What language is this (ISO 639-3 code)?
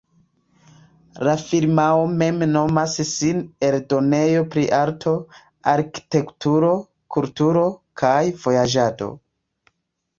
epo